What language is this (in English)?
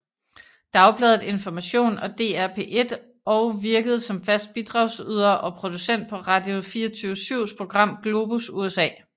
Danish